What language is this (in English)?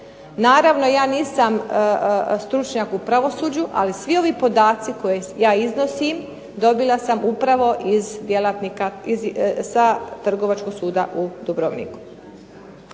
Croatian